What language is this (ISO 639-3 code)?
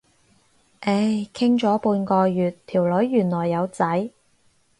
yue